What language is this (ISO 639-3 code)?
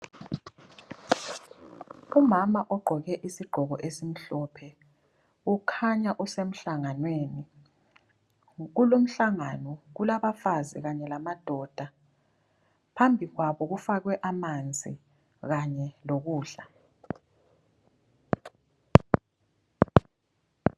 nde